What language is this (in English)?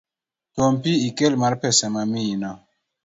Luo (Kenya and Tanzania)